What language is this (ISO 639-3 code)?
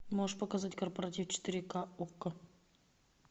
rus